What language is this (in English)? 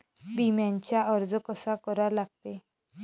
Marathi